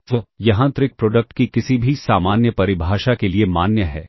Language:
Hindi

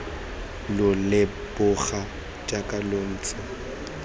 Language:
Tswana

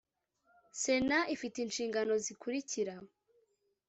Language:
Kinyarwanda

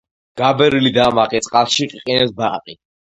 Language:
Georgian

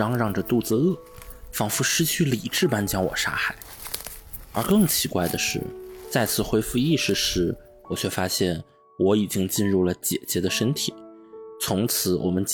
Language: Chinese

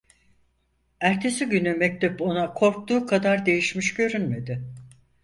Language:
Turkish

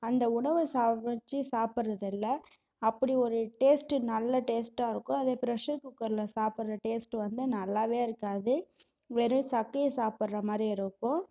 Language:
Tamil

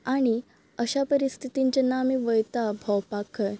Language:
Konkani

